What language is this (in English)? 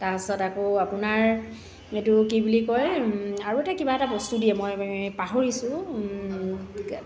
Assamese